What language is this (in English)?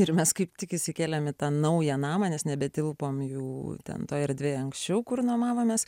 Lithuanian